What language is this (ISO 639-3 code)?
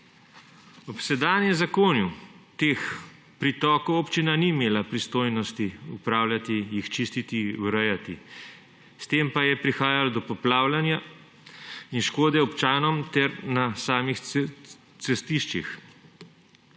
slv